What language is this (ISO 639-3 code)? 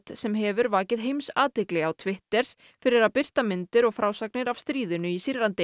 isl